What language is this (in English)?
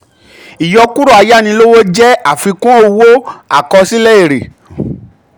Yoruba